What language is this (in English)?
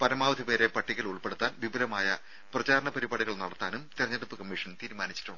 Malayalam